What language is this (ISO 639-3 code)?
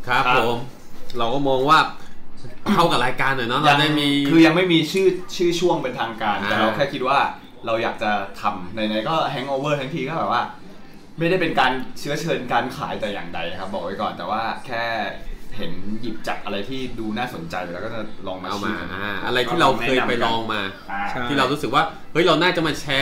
tha